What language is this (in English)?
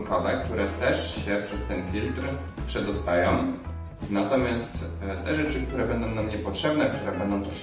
Polish